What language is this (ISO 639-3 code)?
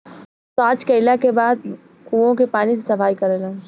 bho